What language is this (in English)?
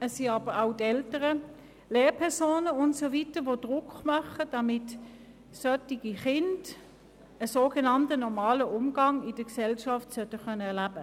Swiss German